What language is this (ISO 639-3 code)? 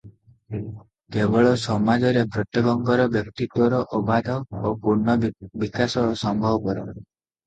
ori